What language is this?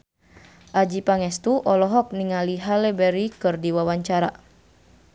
Sundanese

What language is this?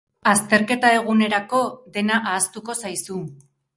Basque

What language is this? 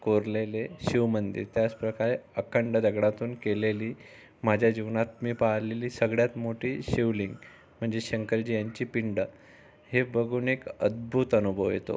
Marathi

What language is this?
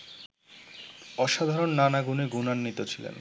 Bangla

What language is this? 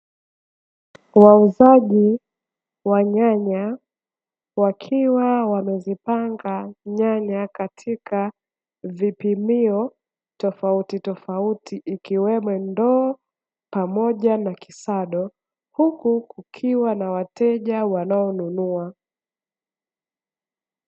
Swahili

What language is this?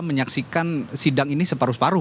Indonesian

